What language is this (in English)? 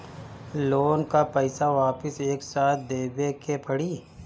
Bhojpuri